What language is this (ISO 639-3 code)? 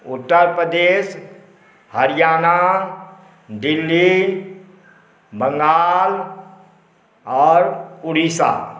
mai